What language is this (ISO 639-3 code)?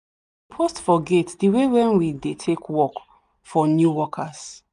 pcm